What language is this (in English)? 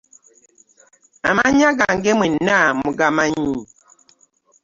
Ganda